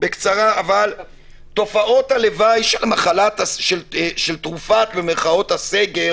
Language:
Hebrew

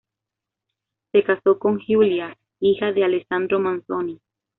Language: Spanish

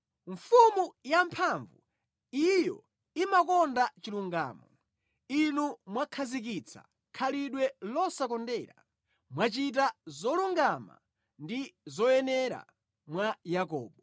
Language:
Nyanja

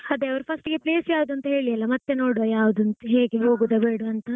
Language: Kannada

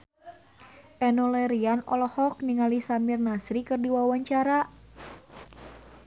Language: Sundanese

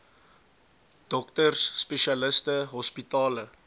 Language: Afrikaans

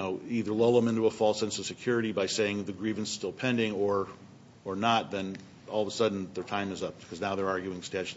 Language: English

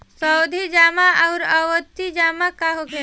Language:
Bhojpuri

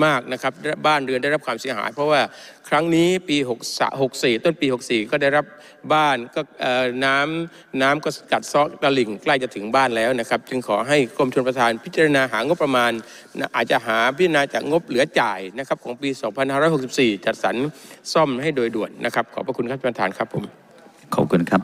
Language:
Thai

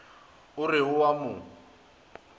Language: Northern Sotho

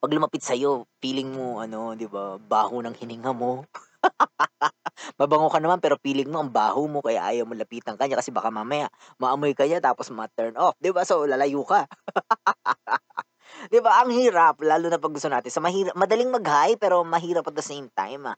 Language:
Filipino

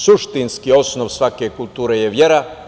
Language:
Serbian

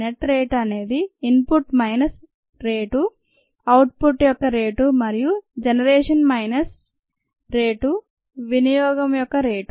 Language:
Telugu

